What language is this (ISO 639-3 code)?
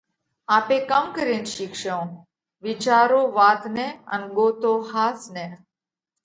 kvx